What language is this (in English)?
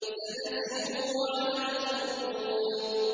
Arabic